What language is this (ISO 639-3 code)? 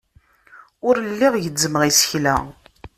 kab